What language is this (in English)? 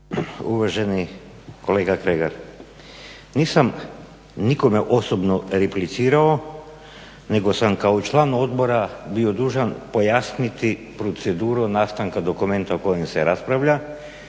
Croatian